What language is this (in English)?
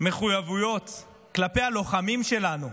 Hebrew